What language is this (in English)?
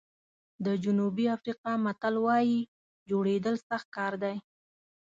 Pashto